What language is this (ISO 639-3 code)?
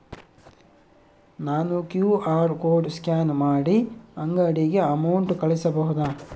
kan